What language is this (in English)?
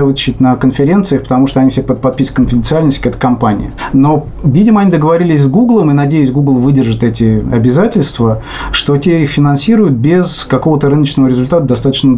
Russian